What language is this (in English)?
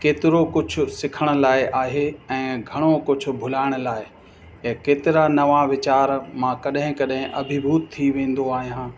Sindhi